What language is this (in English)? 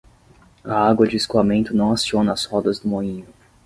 Portuguese